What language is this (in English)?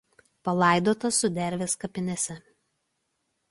Lithuanian